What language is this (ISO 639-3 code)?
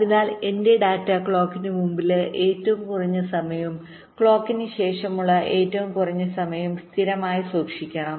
mal